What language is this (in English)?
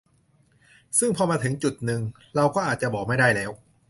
Thai